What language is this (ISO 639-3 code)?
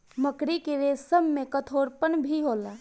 bho